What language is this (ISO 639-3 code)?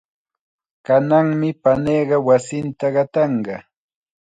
qxa